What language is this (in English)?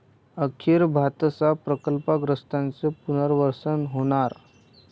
Marathi